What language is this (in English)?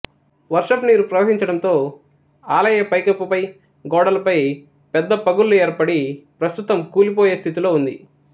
Telugu